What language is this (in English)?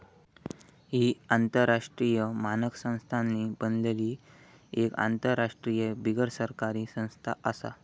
Marathi